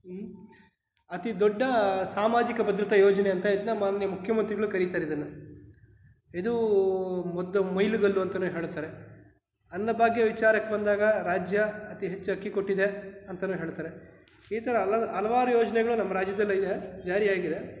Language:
Kannada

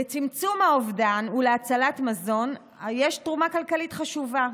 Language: Hebrew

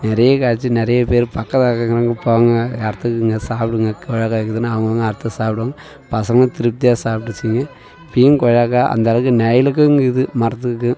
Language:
Tamil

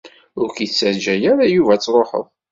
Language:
Kabyle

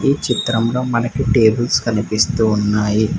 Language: Telugu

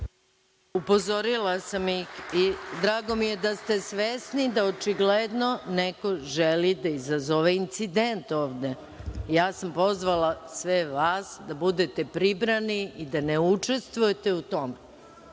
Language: Serbian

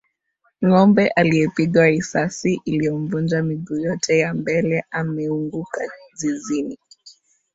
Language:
Swahili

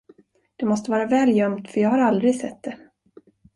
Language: Swedish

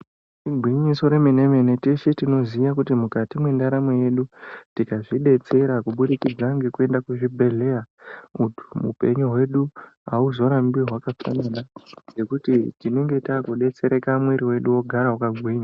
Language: Ndau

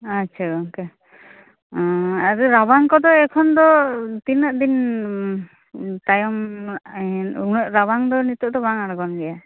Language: Santali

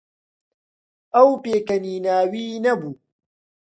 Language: Central Kurdish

